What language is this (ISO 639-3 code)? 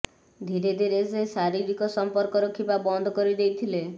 ori